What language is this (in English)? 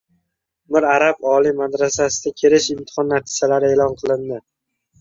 Uzbek